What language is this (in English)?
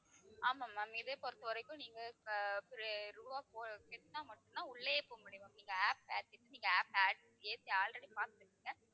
Tamil